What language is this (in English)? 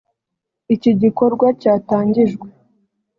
Kinyarwanda